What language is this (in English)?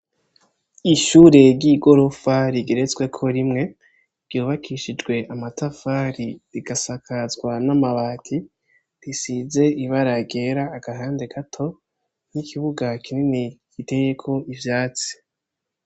Rundi